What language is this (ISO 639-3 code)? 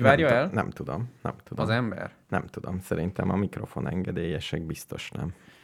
hun